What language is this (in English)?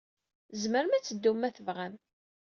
Kabyle